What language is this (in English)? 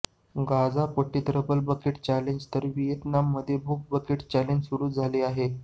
Marathi